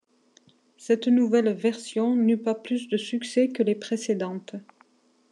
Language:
French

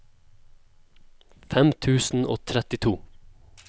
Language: Norwegian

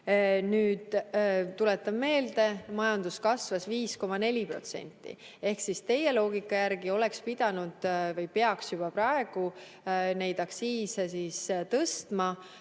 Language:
Estonian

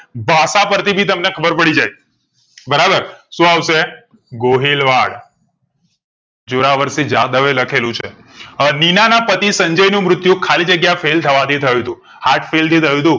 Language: Gujarati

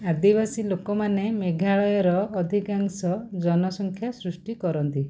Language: Odia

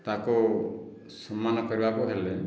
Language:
Odia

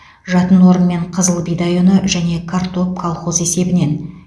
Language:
Kazakh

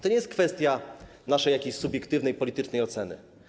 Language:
Polish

